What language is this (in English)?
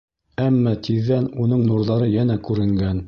Bashkir